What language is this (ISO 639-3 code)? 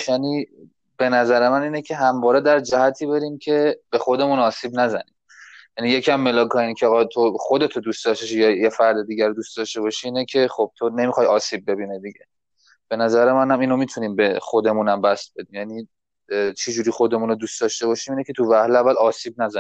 fas